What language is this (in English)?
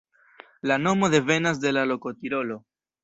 Esperanto